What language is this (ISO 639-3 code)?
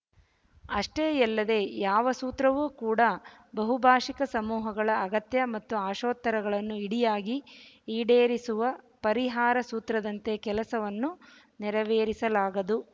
kan